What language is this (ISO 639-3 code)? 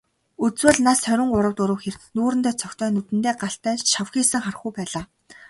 mon